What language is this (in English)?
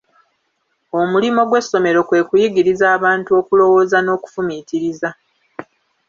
Ganda